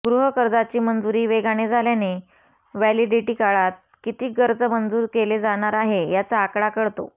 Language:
Marathi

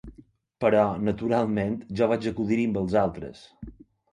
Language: Catalan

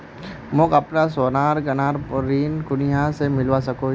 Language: Magahi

